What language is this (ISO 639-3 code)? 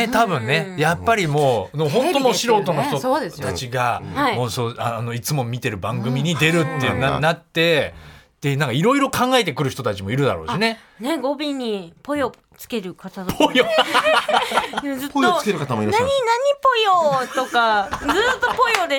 jpn